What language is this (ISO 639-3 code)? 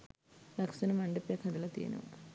sin